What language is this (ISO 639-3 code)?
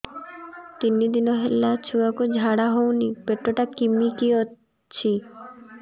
ori